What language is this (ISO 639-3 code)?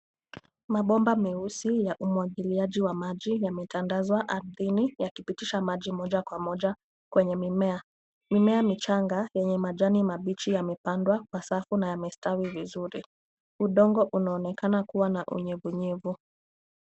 swa